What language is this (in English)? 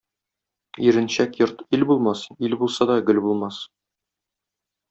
Tatar